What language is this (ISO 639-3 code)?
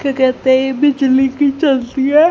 hin